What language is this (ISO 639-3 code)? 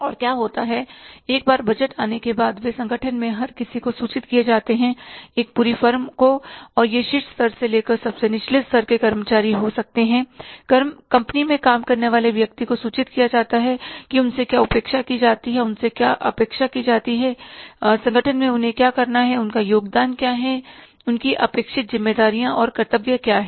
hin